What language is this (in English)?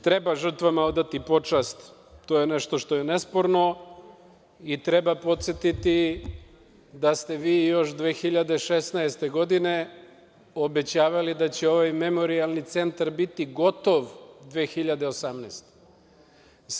Serbian